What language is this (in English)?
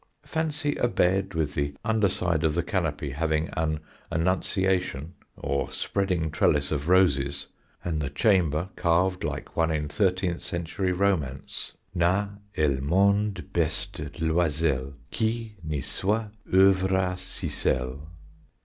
English